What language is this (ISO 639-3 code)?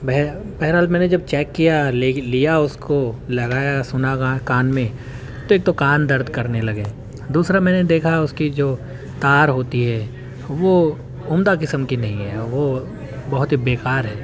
urd